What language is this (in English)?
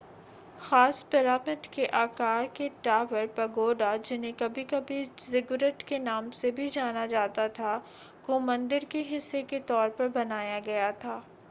Hindi